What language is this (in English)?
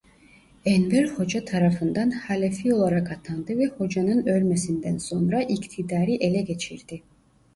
Turkish